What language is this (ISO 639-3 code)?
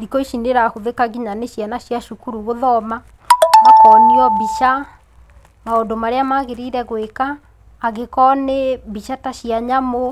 kik